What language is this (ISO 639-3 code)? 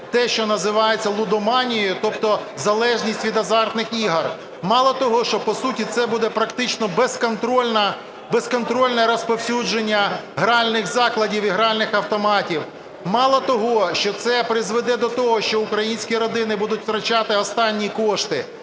ukr